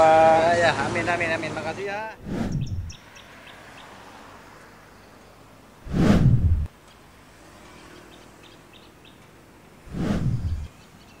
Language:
Indonesian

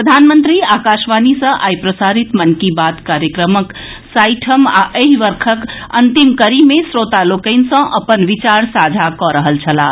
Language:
Maithili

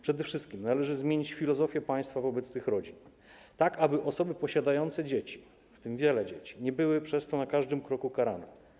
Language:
Polish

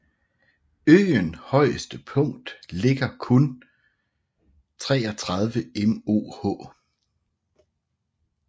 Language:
Danish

